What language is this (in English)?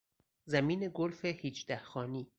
Persian